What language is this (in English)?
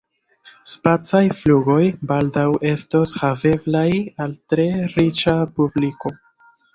Esperanto